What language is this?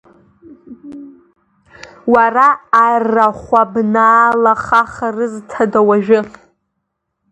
Abkhazian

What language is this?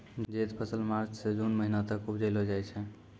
Maithili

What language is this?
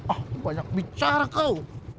Indonesian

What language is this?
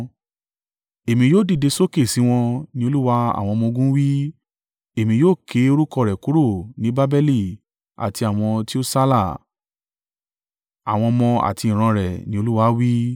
Yoruba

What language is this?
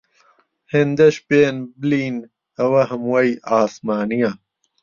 Central Kurdish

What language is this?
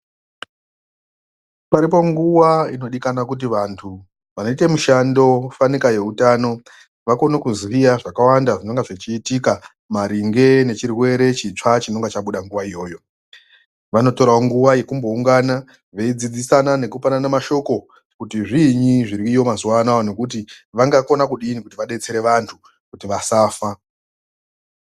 Ndau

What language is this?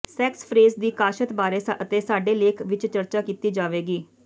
Punjabi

